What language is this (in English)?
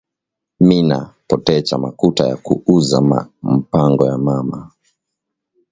Swahili